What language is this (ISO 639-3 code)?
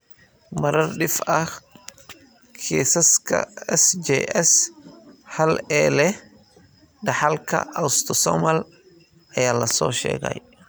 som